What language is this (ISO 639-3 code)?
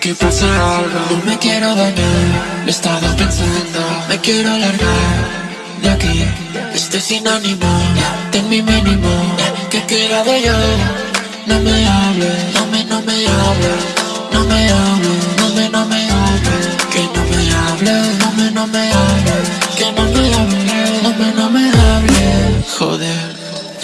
spa